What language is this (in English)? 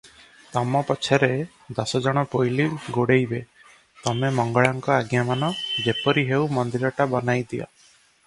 Odia